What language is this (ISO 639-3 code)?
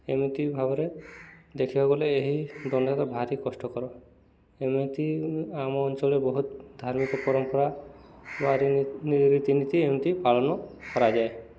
ori